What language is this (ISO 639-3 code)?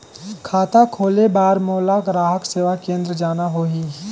hne